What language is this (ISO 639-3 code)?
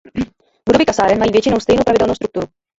ces